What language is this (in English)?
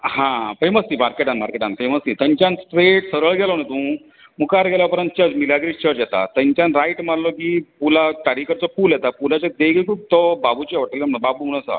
Konkani